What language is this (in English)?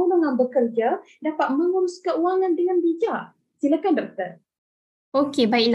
Malay